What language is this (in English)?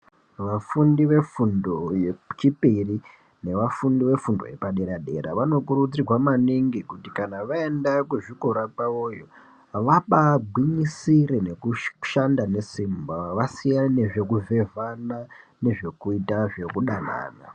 Ndau